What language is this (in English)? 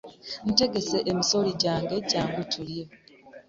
Ganda